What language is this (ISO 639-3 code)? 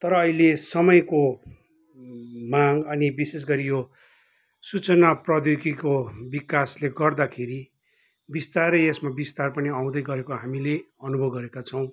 nep